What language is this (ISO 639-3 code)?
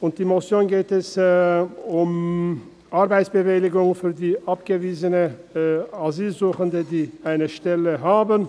gsw